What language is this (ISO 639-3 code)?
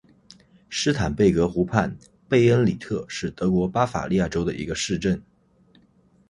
zho